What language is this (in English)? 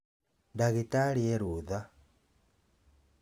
Kikuyu